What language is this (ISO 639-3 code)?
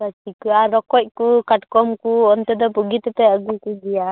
sat